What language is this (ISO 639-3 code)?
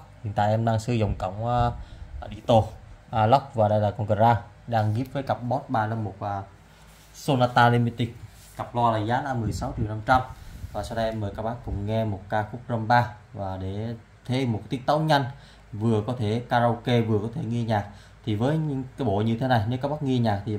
vie